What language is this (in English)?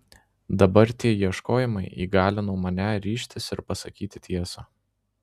Lithuanian